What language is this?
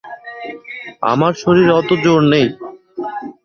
Bangla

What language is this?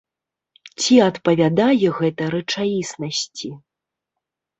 Belarusian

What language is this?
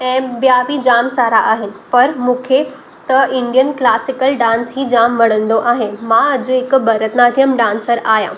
Sindhi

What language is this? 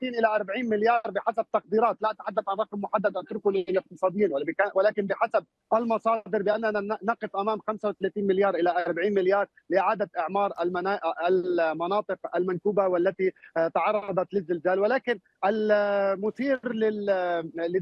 Arabic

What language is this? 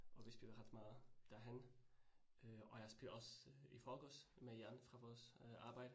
Danish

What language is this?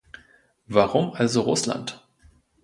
German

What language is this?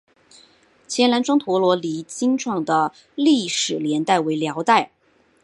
Chinese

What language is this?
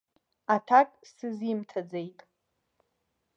Abkhazian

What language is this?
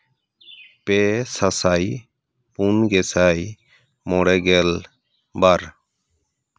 Santali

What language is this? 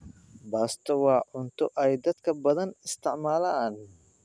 Somali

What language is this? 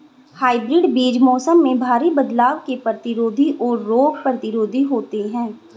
Hindi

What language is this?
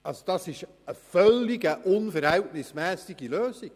Swiss German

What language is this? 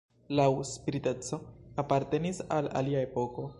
Esperanto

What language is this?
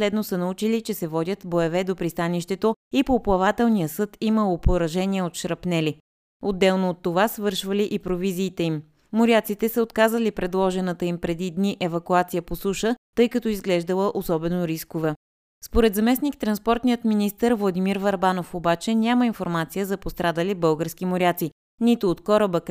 Bulgarian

